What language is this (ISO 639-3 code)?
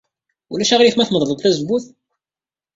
kab